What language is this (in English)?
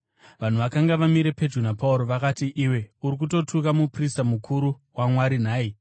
Shona